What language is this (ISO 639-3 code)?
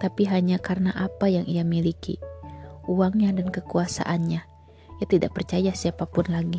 ind